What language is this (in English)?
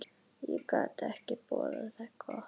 Icelandic